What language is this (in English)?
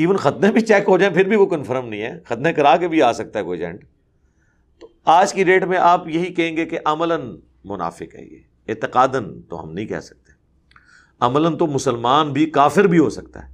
Urdu